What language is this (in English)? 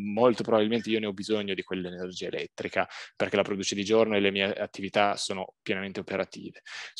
Italian